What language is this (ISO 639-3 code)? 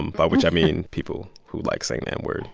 eng